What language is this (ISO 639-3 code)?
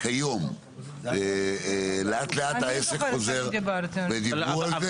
heb